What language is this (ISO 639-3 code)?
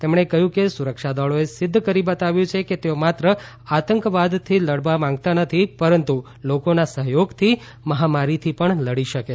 guj